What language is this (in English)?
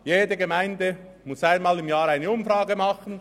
Swiss German